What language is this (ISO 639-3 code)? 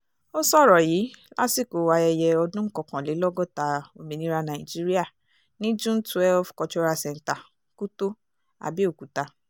yor